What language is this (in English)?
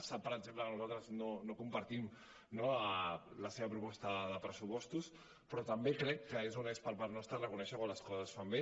Catalan